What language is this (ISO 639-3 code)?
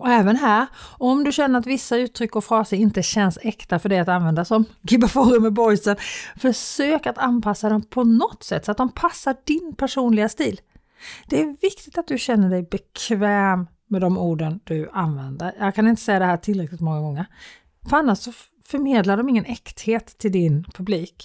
swe